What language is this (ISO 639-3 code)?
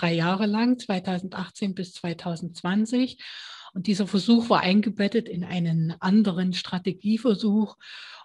deu